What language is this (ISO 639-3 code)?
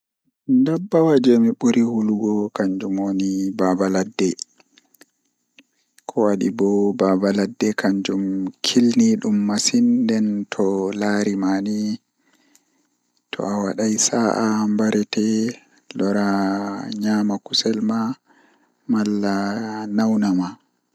ful